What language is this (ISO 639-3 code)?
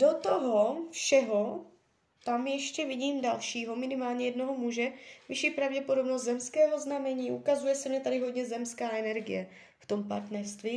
ces